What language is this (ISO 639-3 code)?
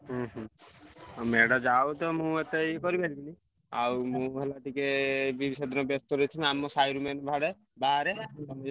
ori